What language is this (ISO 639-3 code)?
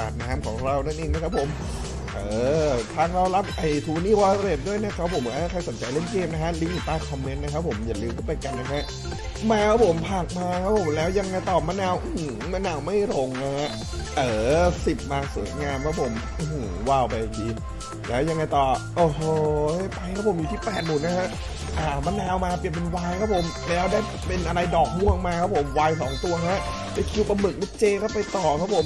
tha